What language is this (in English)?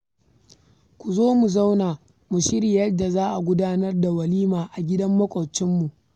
Hausa